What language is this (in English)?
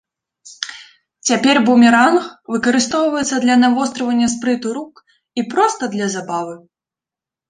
Belarusian